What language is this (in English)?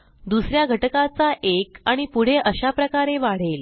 Marathi